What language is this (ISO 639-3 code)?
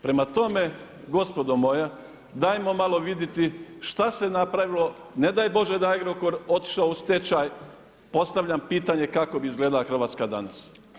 hrv